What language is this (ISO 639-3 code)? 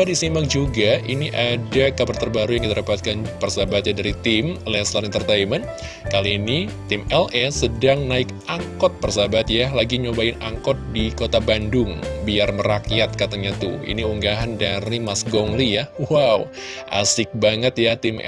ind